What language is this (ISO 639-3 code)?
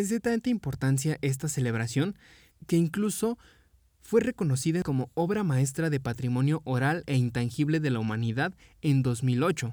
spa